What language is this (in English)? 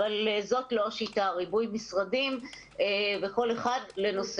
Hebrew